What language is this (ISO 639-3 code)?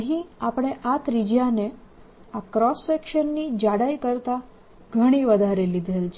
guj